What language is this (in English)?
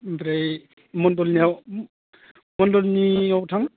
Bodo